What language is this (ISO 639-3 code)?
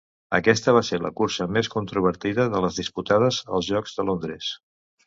cat